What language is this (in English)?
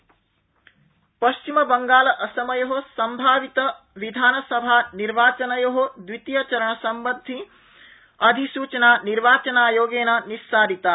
Sanskrit